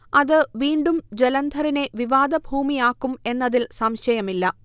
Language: Malayalam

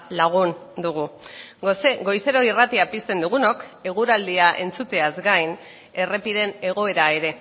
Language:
Basque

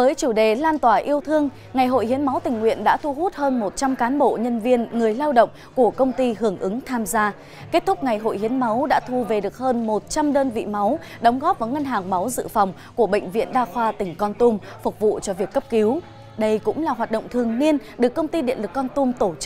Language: Vietnamese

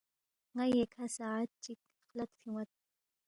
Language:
Balti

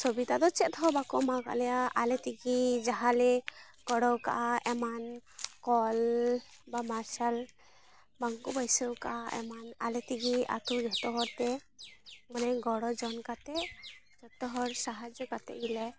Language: Santali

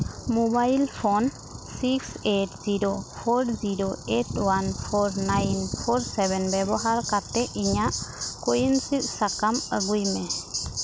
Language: Santali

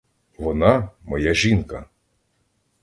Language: Ukrainian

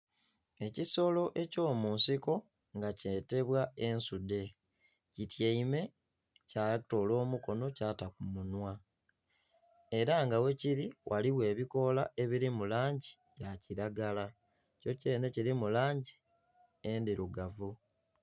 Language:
Soga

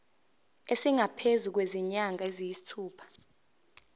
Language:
Zulu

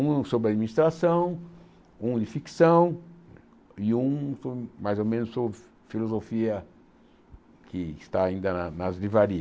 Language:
Portuguese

